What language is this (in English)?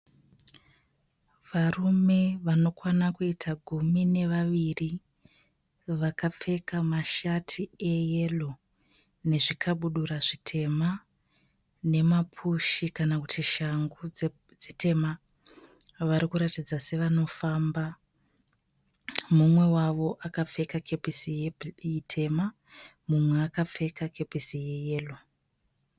Shona